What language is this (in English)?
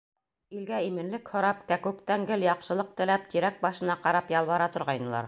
Bashkir